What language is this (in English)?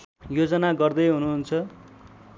Nepali